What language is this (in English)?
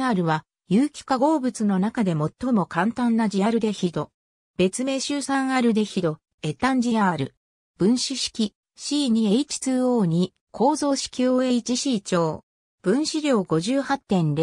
Japanese